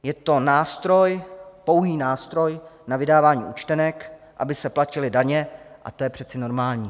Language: Czech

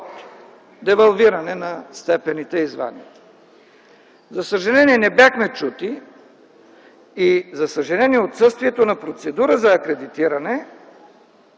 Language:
Bulgarian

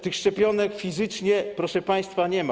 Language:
Polish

